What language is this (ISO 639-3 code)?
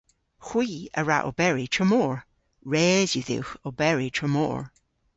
cor